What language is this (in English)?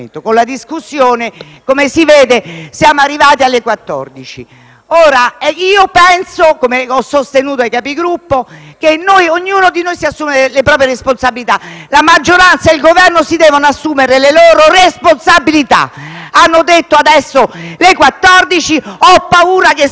Italian